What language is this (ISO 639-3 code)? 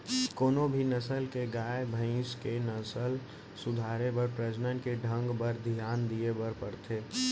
hne